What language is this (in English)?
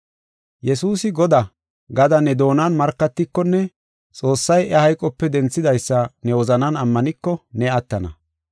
Gofa